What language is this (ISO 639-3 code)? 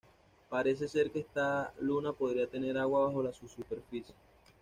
spa